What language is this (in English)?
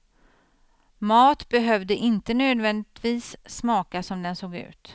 Swedish